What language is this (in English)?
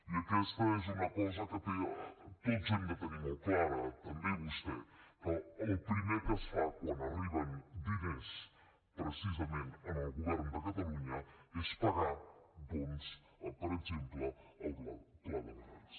Catalan